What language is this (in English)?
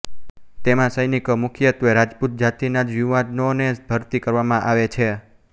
Gujarati